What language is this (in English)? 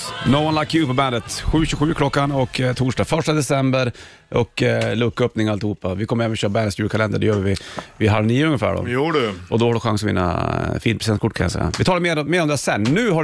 Swedish